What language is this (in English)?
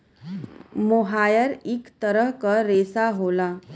Bhojpuri